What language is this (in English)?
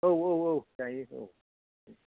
Bodo